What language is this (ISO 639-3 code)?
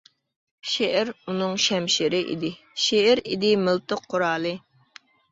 uig